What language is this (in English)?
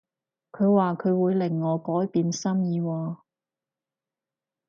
Cantonese